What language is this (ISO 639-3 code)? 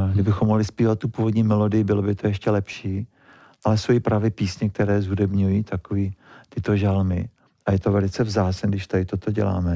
ces